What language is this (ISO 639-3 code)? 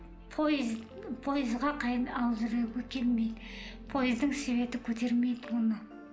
kaz